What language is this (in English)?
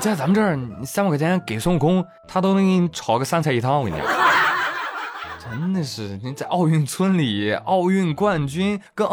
Chinese